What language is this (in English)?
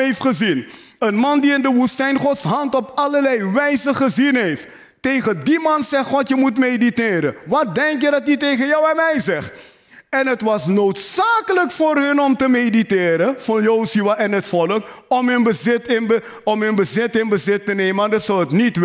Dutch